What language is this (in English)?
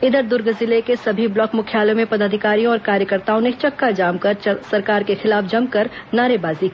Hindi